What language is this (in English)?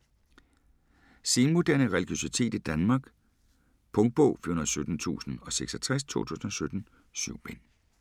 Danish